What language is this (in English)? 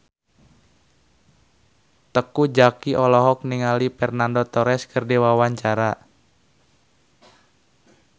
Sundanese